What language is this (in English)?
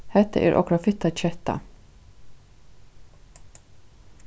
Faroese